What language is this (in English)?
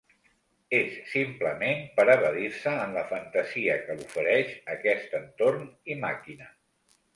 Catalan